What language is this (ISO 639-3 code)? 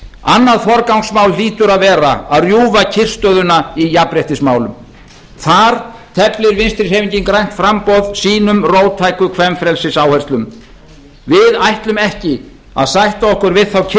isl